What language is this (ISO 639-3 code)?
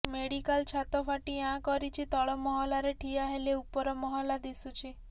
ori